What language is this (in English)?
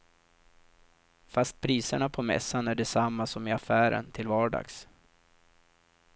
Swedish